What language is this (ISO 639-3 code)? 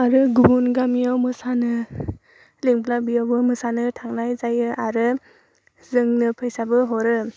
brx